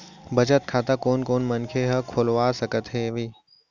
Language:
Chhattisgarhi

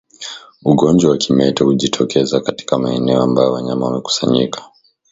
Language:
Swahili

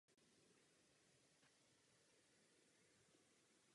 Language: Czech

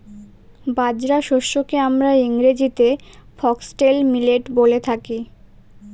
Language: Bangla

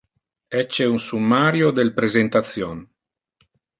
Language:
Interlingua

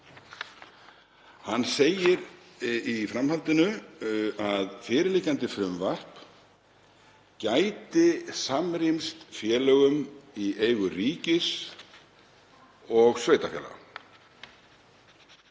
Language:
Icelandic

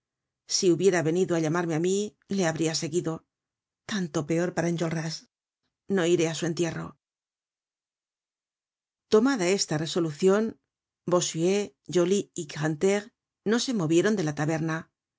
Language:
Spanish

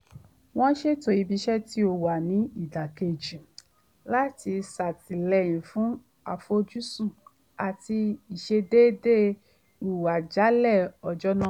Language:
Yoruba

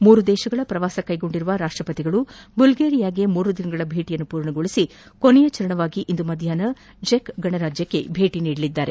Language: Kannada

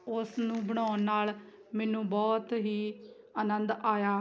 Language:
Punjabi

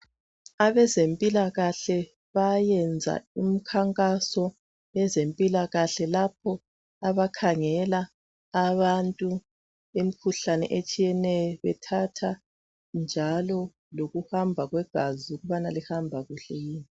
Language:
North Ndebele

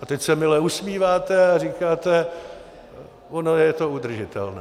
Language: Czech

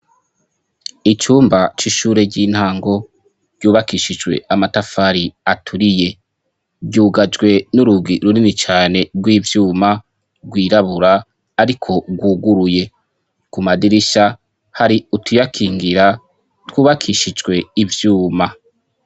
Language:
Rundi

